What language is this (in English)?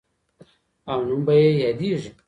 Pashto